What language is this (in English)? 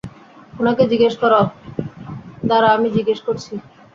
Bangla